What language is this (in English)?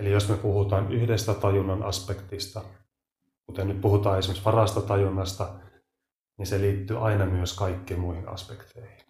Finnish